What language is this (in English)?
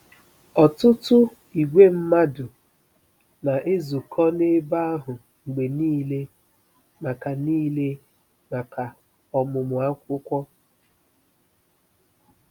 Igbo